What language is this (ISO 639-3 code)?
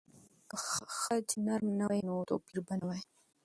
pus